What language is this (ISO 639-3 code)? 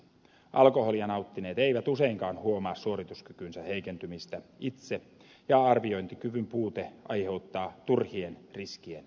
fin